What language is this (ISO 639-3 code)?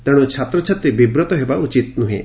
ori